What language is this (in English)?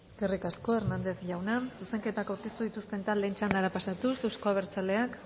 Basque